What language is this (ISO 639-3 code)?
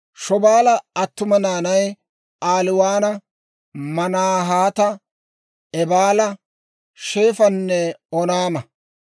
dwr